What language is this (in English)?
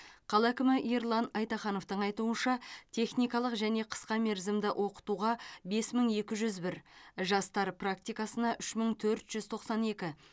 Kazakh